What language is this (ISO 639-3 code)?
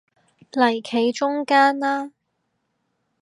yue